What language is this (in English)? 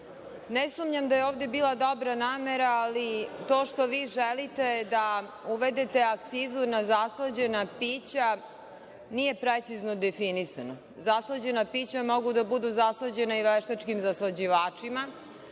Serbian